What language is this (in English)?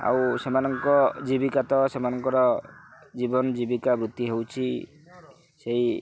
Odia